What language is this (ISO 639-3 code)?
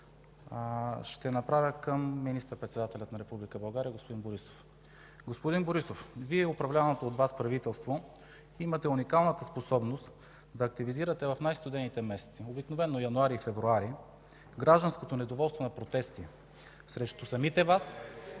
bul